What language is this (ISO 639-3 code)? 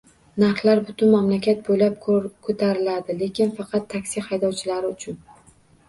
uzb